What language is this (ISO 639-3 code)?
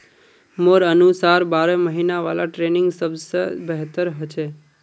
mag